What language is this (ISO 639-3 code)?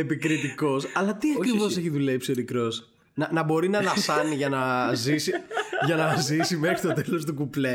ell